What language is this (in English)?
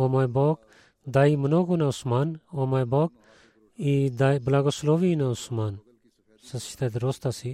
Bulgarian